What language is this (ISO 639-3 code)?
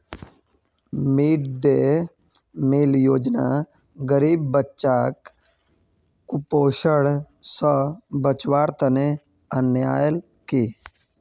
mag